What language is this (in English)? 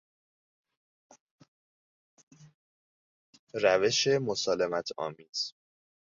Persian